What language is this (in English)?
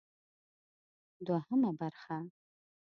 Pashto